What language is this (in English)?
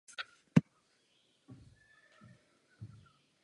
Czech